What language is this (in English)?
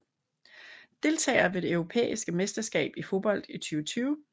Danish